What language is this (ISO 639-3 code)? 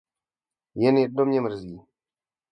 ces